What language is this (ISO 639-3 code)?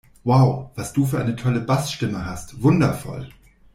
deu